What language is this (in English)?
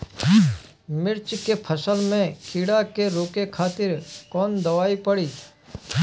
Bhojpuri